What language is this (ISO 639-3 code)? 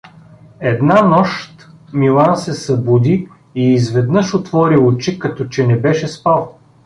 bul